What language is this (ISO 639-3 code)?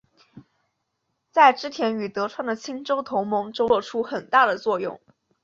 zho